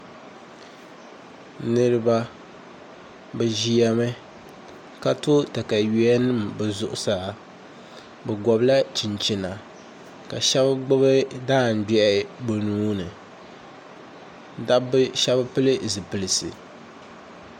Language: Dagbani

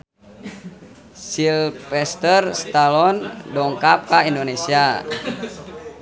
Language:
Sundanese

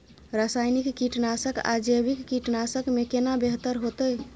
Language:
Maithili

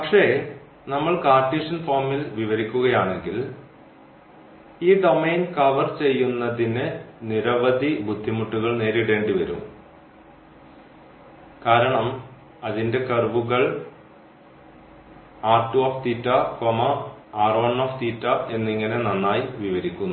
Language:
Malayalam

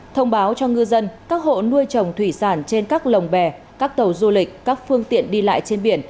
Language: Vietnamese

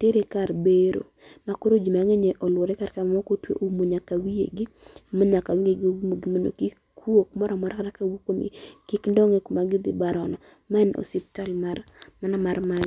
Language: Luo (Kenya and Tanzania)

